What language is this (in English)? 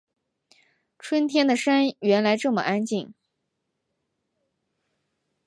Chinese